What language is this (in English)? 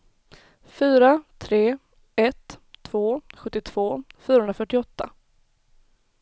Swedish